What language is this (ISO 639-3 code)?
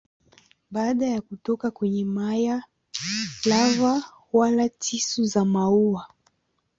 swa